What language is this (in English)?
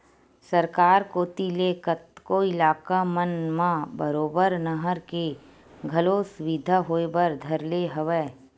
Chhattisgarhi